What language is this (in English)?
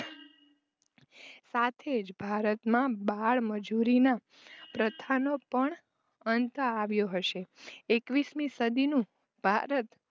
Gujarati